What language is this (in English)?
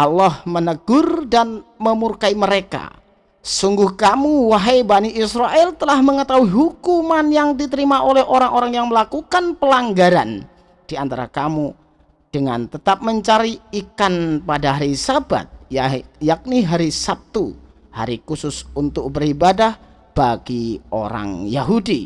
Indonesian